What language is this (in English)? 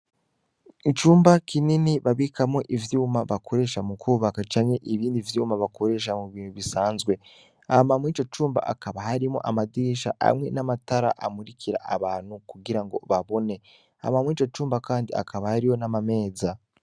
Rundi